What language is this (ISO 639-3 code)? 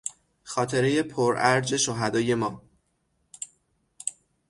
fas